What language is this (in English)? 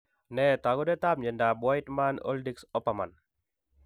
Kalenjin